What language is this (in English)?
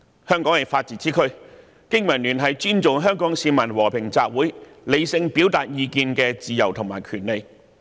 Cantonese